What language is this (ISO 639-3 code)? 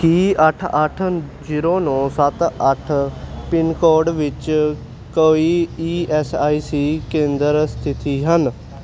pan